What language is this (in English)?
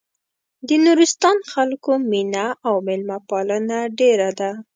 Pashto